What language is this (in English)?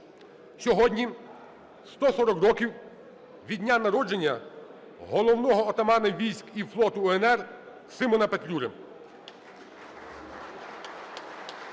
Ukrainian